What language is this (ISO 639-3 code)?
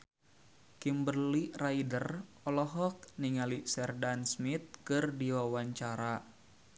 sun